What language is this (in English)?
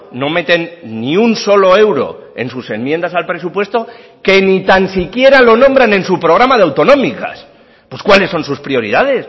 Spanish